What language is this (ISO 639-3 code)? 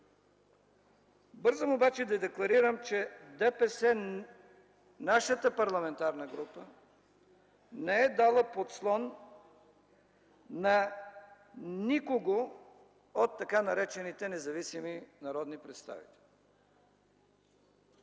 bul